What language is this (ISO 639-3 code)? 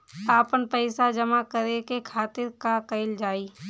bho